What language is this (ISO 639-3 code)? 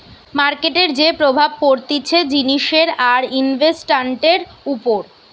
ben